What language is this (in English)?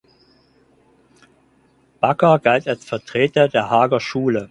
German